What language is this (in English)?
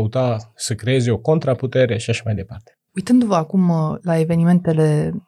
Romanian